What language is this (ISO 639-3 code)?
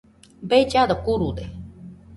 hux